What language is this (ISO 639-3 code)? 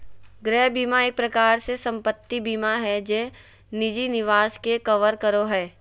mag